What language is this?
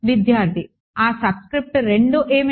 Telugu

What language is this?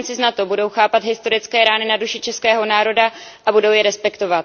Czech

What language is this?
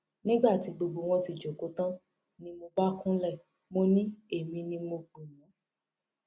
Yoruba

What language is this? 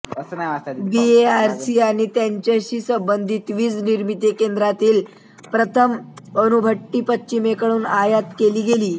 Marathi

